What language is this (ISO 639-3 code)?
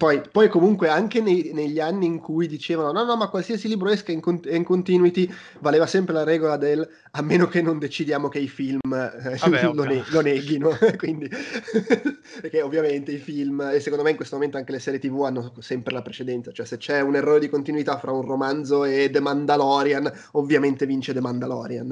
ita